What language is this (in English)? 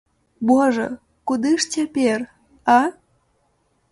Belarusian